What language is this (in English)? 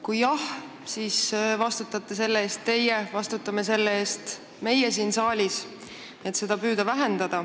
Estonian